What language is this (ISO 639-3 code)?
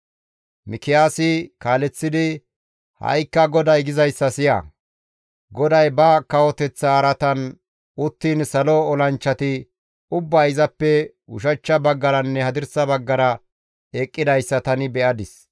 gmv